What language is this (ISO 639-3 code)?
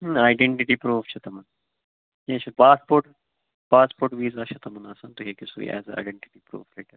kas